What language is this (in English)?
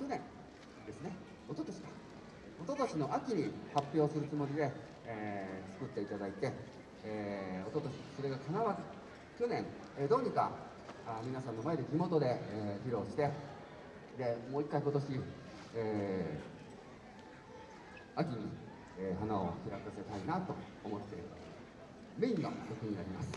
Japanese